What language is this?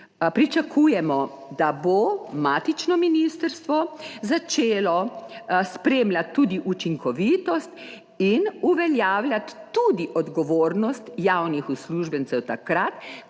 Slovenian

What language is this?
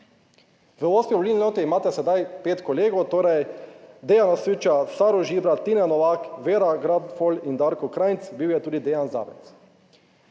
Slovenian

